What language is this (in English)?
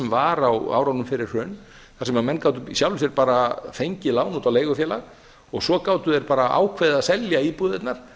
Icelandic